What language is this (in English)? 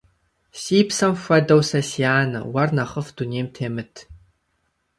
Kabardian